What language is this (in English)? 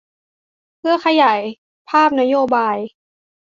Thai